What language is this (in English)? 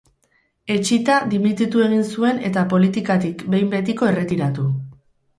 Basque